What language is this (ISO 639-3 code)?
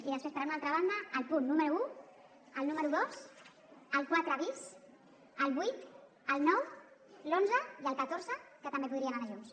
cat